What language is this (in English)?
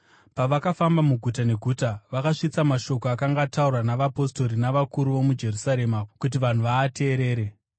Shona